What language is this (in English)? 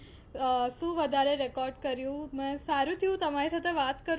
Gujarati